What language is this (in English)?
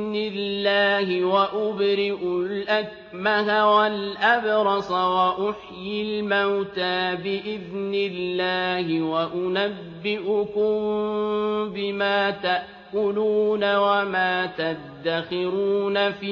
Arabic